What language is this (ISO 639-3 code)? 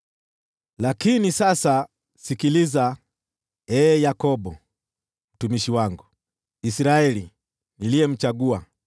swa